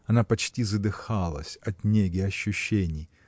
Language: Russian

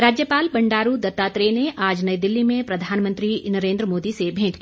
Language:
Hindi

